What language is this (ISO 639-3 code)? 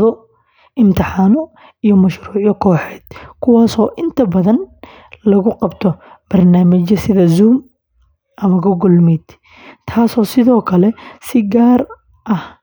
som